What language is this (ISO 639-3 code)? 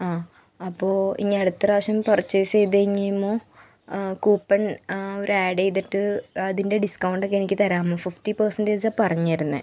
mal